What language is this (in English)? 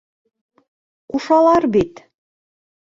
Bashkir